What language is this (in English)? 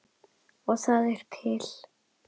Icelandic